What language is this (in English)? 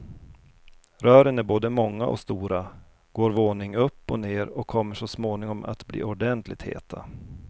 Swedish